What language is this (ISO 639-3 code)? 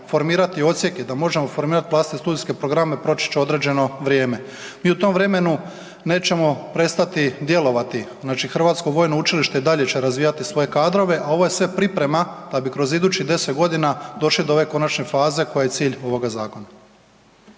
hrv